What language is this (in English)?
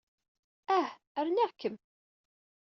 Kabyle